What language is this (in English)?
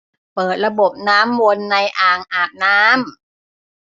Thai